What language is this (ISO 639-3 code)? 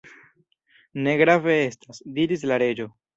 epo